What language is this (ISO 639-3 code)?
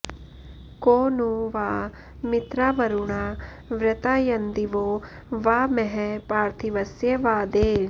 san